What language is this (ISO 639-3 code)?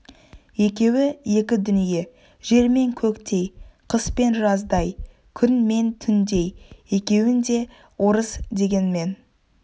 kaz